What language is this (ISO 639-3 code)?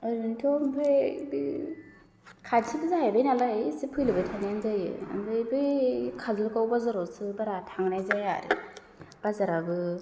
brx